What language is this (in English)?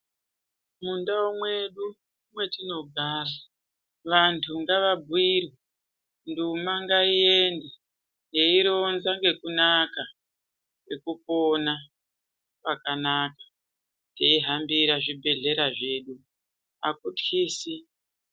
Ndau